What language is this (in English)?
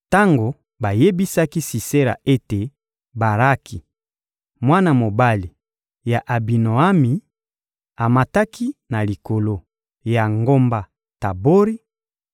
Lingala